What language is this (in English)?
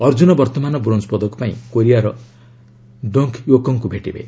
Odia